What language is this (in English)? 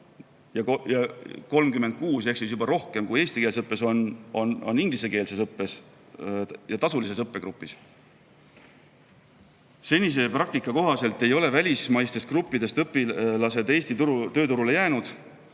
Estonian